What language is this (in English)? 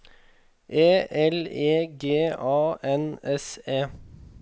Norwegian